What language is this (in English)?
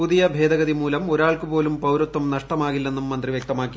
Malayalam